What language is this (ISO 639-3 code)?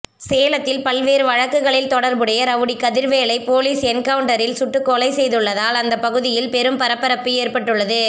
tam